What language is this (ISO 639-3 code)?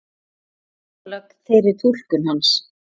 isl